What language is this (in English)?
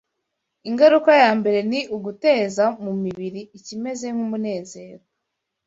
Kinyarwanda